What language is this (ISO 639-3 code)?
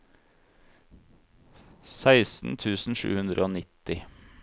nor